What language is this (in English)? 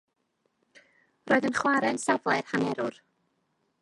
Welsh